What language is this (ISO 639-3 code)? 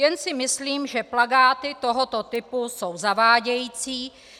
ces